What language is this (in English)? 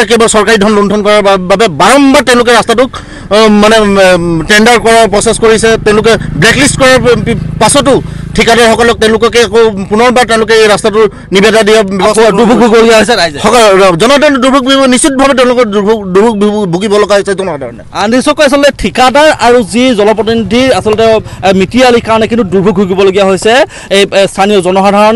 Bangla